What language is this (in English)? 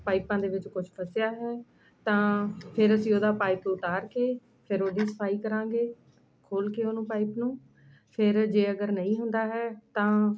Punjabi